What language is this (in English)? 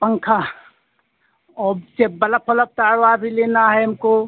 Hindi